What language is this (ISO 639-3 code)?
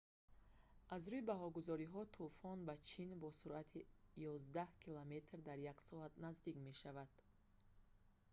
tgk